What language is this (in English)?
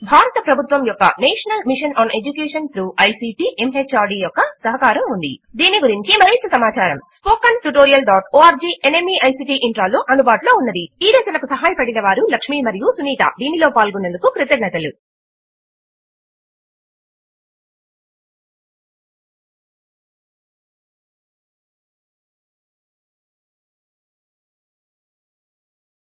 Telugu